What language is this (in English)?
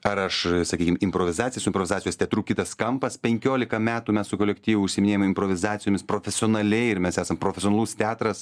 Lithuanian